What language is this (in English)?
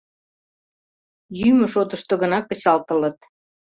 Mari